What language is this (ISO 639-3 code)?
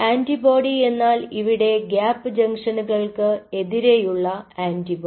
mal